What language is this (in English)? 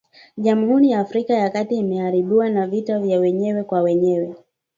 Swahili